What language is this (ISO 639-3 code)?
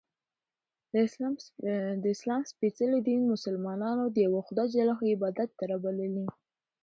pus